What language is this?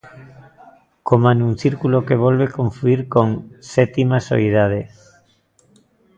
Galician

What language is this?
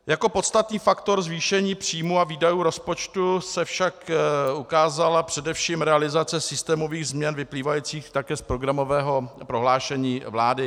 Czech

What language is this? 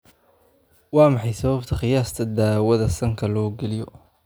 Somali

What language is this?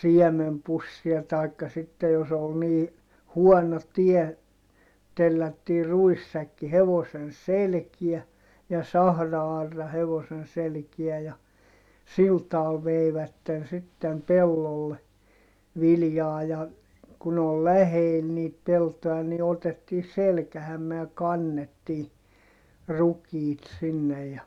Finnish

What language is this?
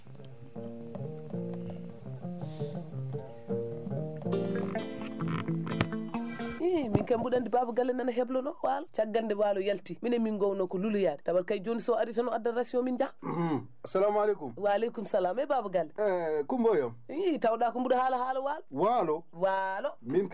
Fula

